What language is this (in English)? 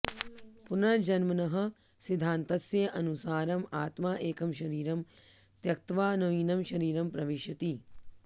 Sanskrit